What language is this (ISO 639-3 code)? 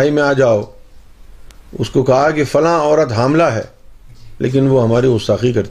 urd